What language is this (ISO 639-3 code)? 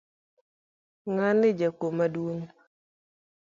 luo